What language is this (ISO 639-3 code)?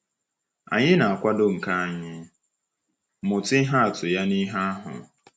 ibo